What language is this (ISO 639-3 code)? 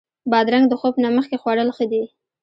pus